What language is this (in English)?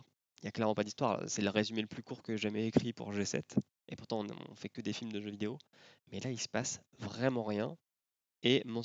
French